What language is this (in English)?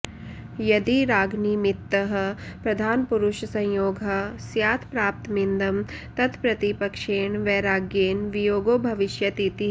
Sanskrit